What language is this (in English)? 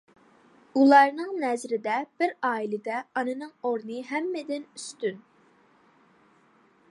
Uyghur